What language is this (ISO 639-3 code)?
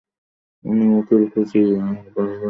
ben